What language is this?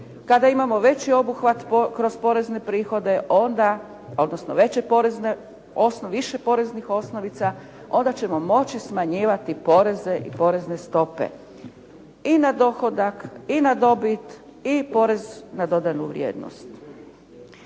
Croatian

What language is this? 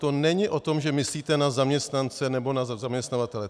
Czech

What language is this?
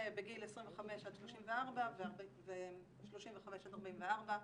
Hebrew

